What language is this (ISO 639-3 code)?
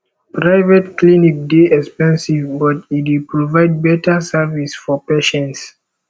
pcm